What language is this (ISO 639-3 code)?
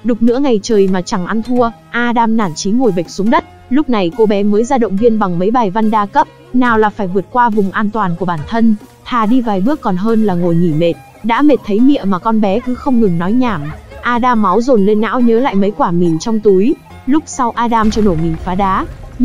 vie